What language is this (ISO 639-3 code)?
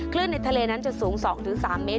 tha